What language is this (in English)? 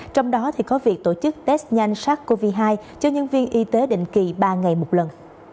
Vietnamese